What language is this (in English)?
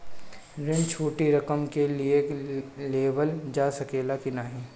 Bhojpuri